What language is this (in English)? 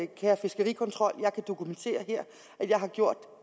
Danish